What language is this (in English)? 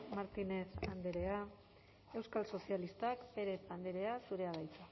Basque